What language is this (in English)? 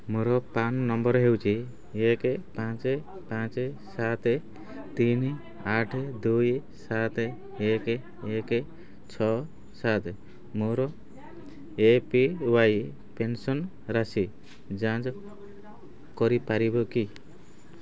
Odia